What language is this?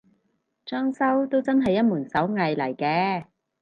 Cantonese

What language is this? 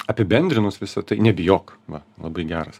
Lithuanian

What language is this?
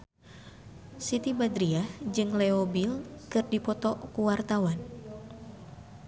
Sundanese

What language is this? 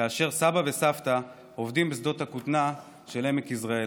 Hebrew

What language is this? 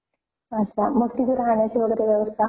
Marathi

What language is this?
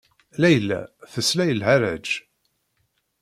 Kabyle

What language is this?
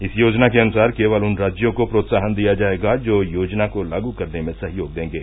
Hindi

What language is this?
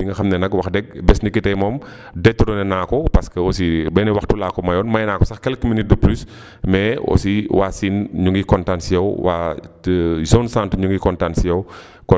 Wolof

